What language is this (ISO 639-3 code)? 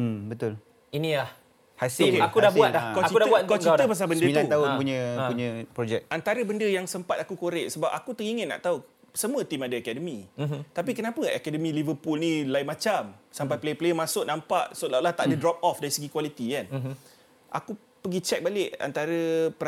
msa